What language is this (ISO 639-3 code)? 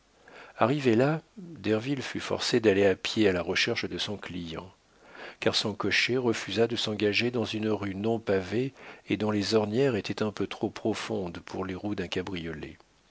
fra